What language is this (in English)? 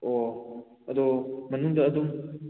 Manipuri